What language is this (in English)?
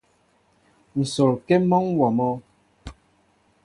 Mbo (Cameroon)